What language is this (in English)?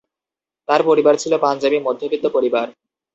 Bangla